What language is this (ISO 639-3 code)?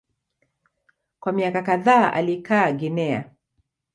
swa